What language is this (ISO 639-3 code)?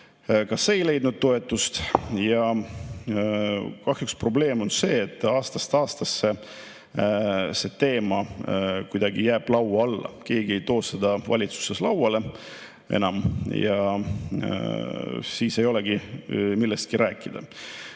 est